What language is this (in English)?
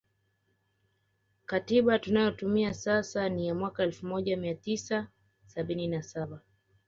Swahili